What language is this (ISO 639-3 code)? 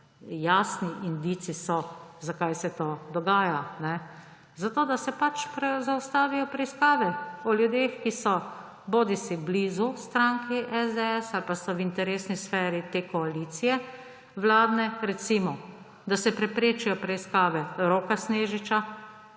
slv